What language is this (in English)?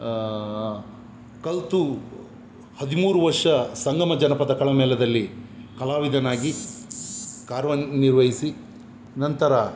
Kannada